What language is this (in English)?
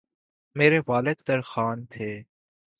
Urdu